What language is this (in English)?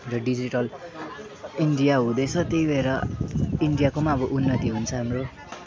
Nepali